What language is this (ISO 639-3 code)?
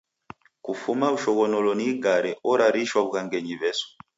dav